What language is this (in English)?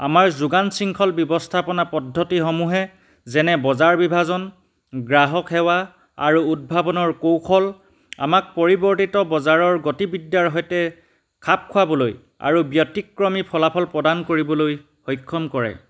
Assamese